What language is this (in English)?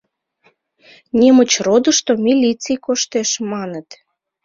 Mari